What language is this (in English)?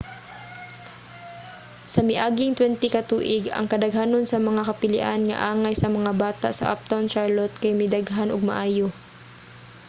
Cebuano